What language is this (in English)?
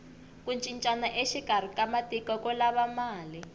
Tsonga